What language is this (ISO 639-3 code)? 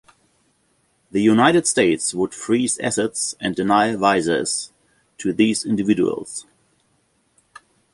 eng